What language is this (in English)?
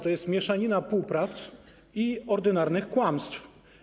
Polish